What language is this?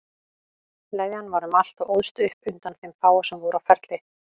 Icelandic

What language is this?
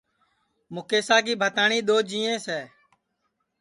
Sansi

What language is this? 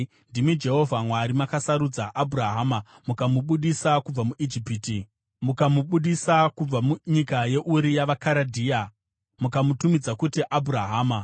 Shona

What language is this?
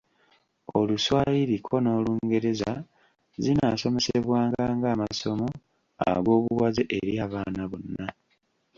Ganda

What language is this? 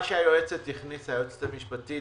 Hebrew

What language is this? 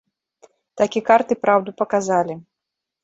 Belarusian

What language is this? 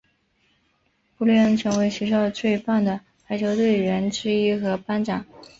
Chinese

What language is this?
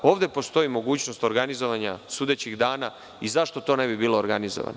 Serbian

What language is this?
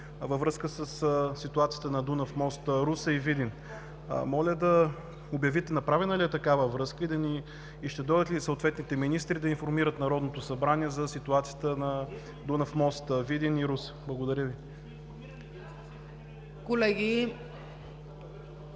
Bulgarian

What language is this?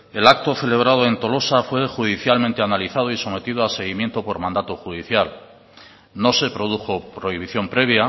Spanish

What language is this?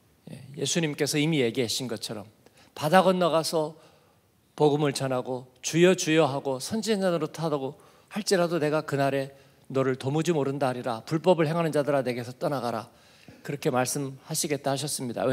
Korean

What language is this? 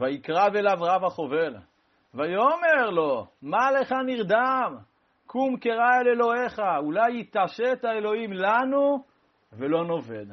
Hebrew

